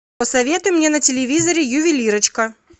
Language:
Russian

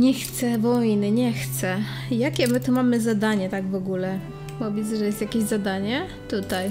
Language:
Polish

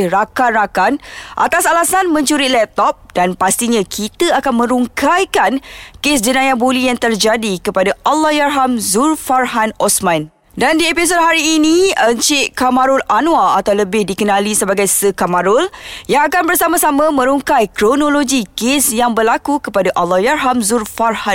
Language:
Malay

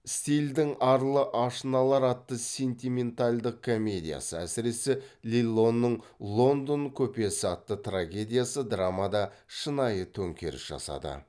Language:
Kazakh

